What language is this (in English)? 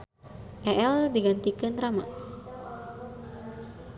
Sundanese